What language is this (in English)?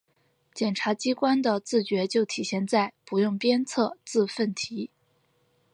Chinese